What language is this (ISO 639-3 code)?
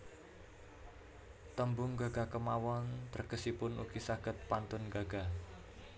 jav